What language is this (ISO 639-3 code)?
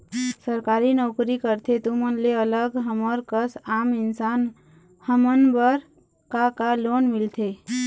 hne